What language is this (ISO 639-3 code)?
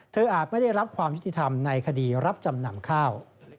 tha